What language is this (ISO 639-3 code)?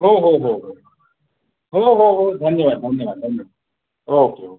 mar